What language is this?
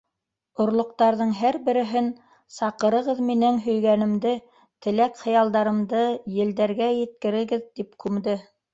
Bashkir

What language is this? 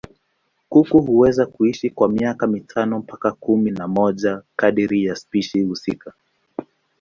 Swahili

